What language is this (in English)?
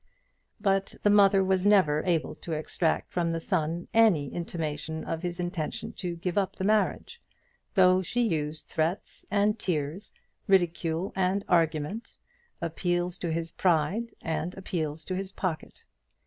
English